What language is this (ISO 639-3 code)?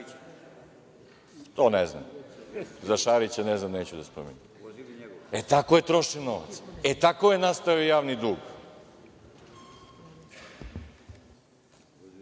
srp